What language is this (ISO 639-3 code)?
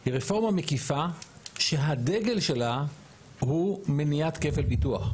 heb